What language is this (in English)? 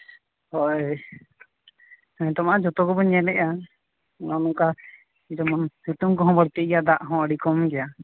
Santali